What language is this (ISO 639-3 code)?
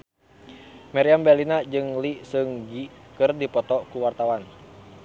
sun